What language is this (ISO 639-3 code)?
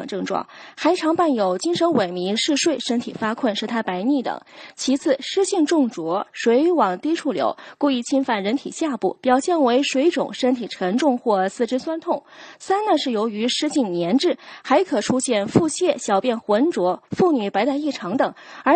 zho